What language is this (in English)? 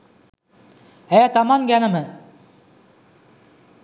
Sinhala